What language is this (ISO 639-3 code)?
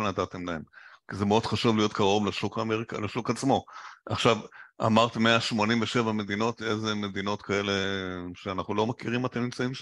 heb